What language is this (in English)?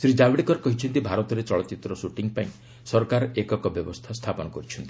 Odia